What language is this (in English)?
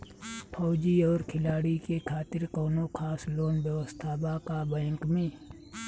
Bhojpuri